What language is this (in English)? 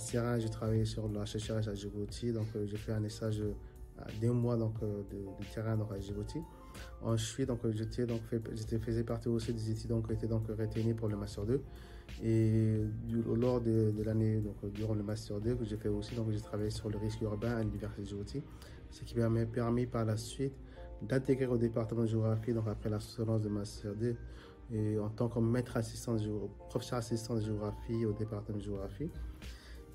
French